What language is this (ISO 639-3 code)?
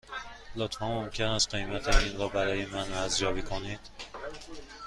fas